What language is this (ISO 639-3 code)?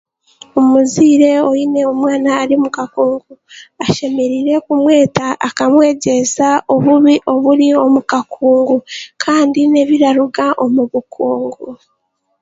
cgg